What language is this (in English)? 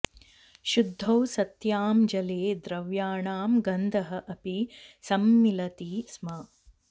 Sanskrit